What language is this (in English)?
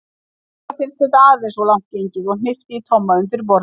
Icelandic